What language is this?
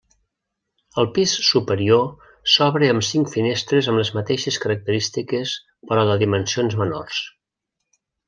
Catalan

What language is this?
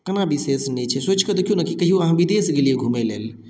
Maithili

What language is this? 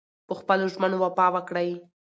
Pashto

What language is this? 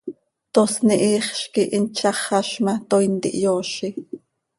Seri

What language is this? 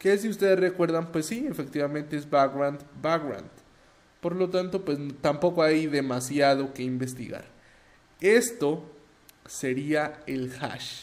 Spanish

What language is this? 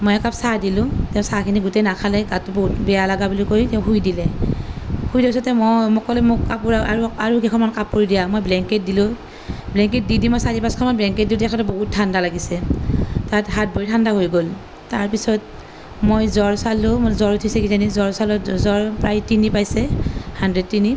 Assamese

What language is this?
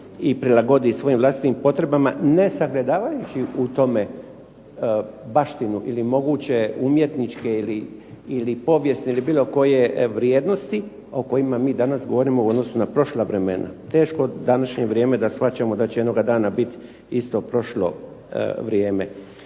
Croatian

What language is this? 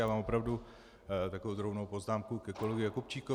Czech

